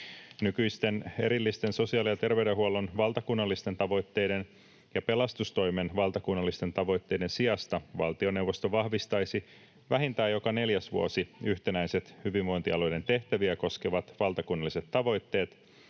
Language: Finnish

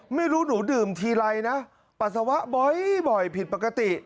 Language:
Thai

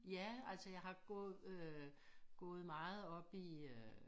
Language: Danish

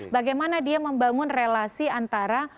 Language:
Indonesian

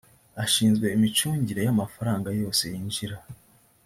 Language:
Kinyarwanda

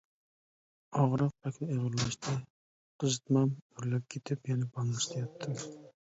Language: Uyghur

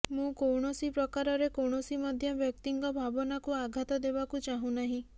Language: Odia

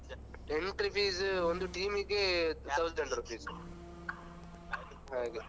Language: Kannada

